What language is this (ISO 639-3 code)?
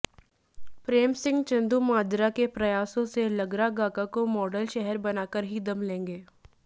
hin